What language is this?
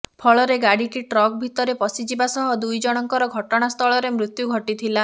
Odia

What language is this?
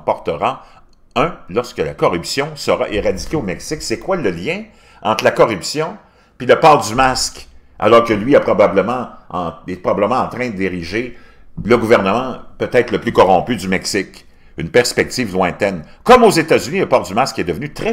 French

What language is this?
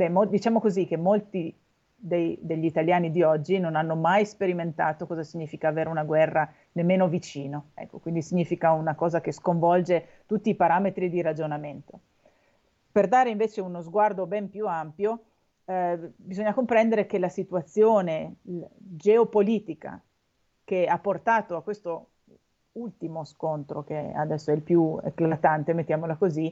Italian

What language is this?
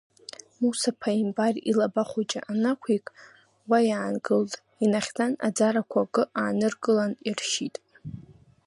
Abkhazian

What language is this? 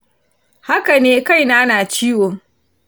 Hausa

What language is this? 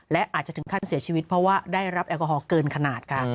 Thai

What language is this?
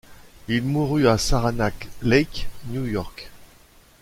French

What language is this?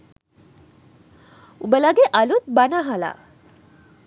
Sinhala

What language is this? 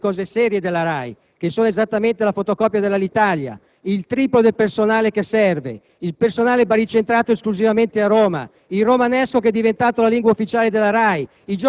Italian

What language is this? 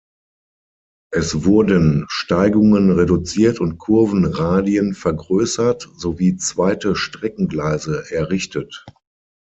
German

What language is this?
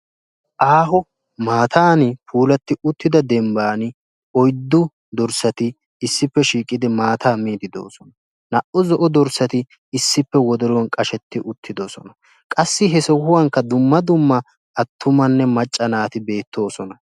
Wolaytta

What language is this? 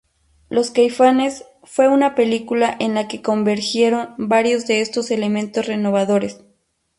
Spanish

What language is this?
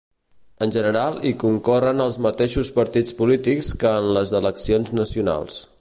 Catalan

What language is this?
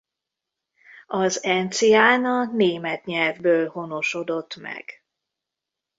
Hungarian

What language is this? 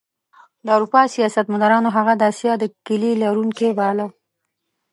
Pashto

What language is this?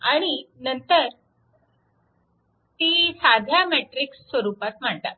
Marathi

